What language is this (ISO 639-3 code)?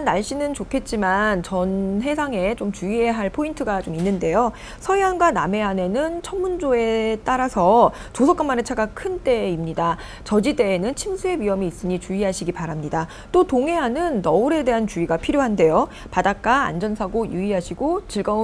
kor